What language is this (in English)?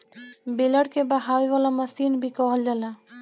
Bhojpuri